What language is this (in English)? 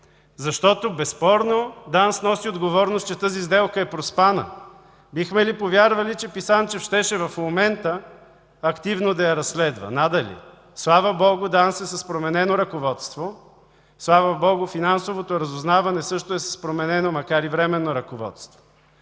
Bulgarian